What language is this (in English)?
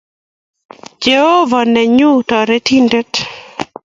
Kalenjin